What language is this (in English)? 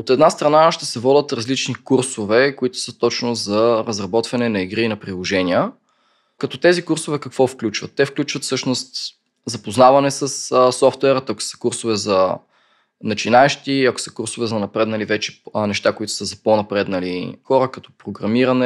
Bulgarian